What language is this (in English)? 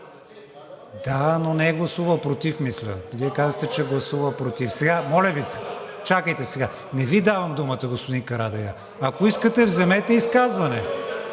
Bulgarian